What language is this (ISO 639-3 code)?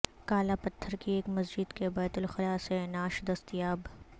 urd